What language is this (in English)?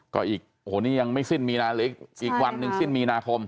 Thai